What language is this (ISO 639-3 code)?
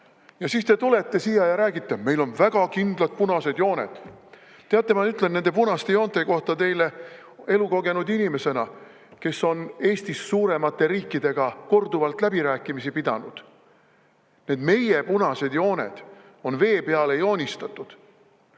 est